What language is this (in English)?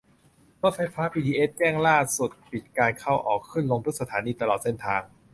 Thai